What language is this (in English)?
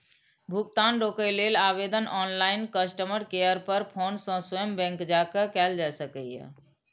Maithili